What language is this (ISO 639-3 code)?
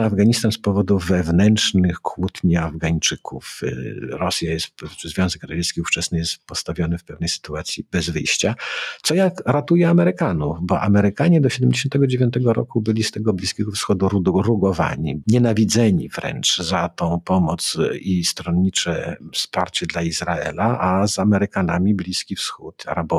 pol